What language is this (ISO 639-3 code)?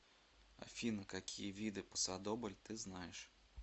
rus